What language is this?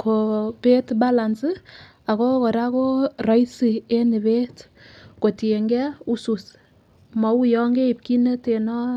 Kalenjin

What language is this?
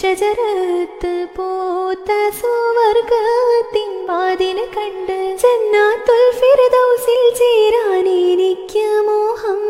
Malayalam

